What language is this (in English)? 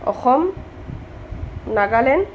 Assamese